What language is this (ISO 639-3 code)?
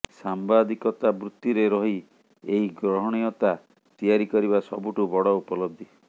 ori